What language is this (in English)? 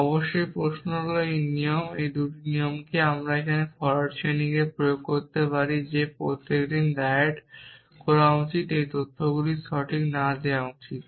Bangla